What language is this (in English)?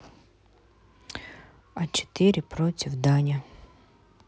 Russian